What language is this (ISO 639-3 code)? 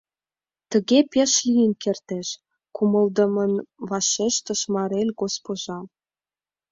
chm